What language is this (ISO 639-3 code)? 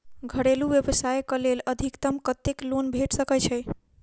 mai